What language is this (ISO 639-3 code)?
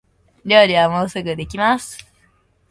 jpn